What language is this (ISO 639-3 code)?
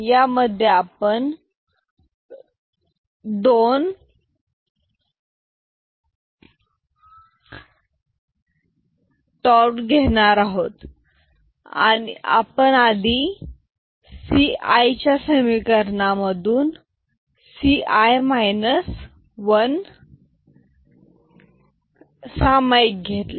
mar